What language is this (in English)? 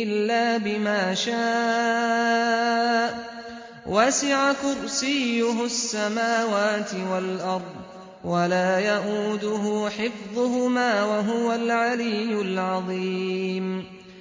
Arabic